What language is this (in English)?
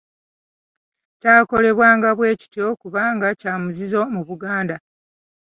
Ganda